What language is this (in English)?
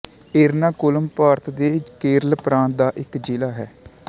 Punjabi